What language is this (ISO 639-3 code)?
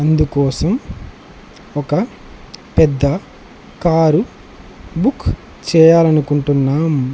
tel